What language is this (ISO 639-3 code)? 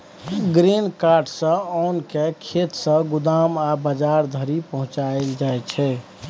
mai